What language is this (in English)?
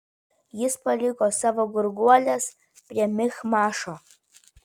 Lithuanian